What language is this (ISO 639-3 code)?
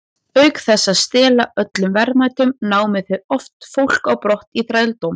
isl